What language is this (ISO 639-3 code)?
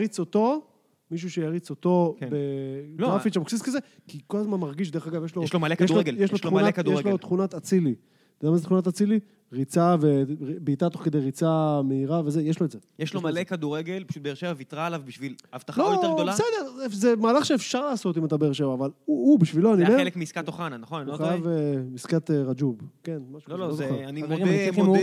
heb